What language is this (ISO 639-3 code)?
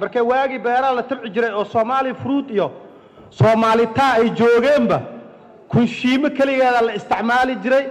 ara